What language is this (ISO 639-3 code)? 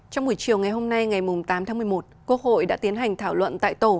vie